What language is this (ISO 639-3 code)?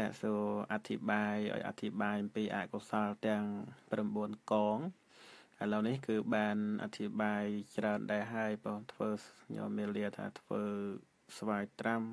tha